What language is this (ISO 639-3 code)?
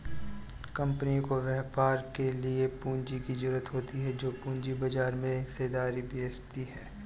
hin